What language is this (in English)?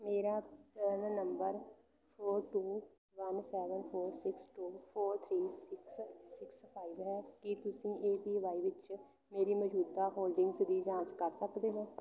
Punjabi